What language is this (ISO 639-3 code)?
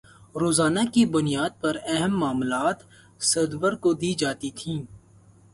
urd